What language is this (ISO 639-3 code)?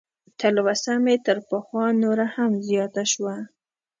pus